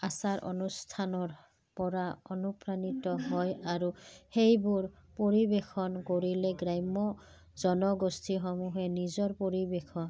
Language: Assamese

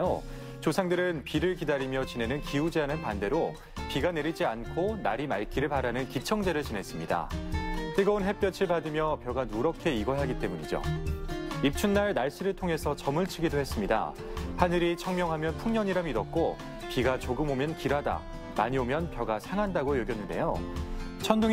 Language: Korean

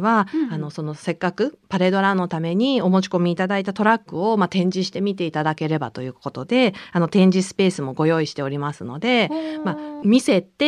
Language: Japanese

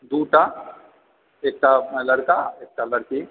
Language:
Maithili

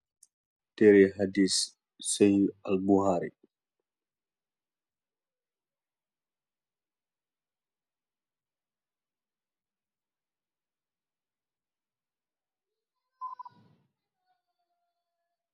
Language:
Wolof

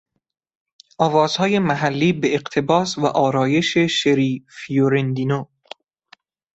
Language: Persian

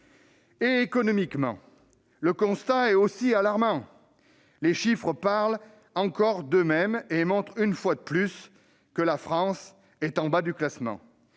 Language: French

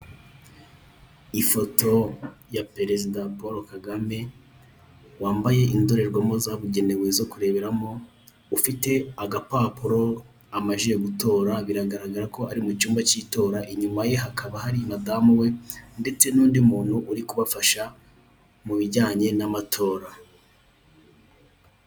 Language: Kinyarwanda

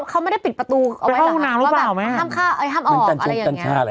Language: Thai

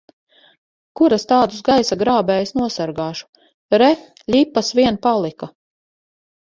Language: Latvian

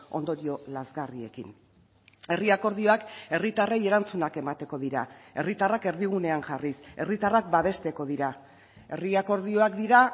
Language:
Basque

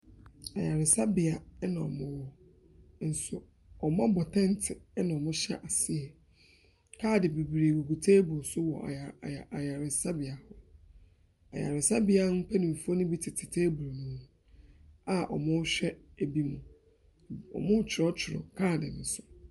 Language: Akan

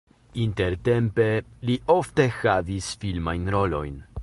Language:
Esperanto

